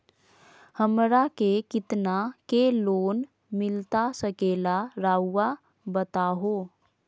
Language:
Magahi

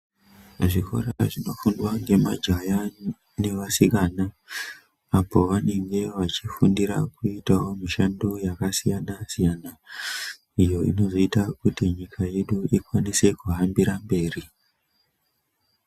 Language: Ndau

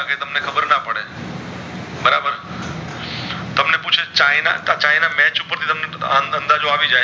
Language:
Gujarati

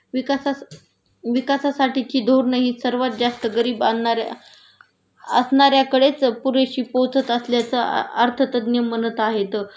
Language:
Marathi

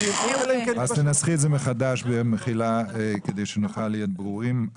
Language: Hebrew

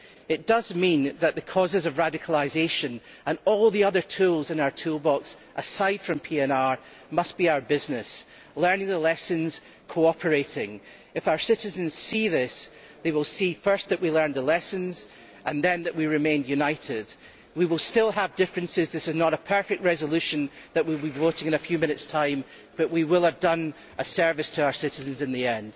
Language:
English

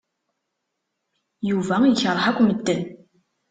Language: Kabyle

